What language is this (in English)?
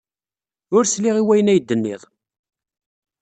Kabyle